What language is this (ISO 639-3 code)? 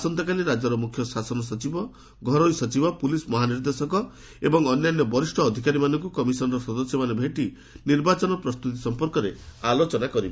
ori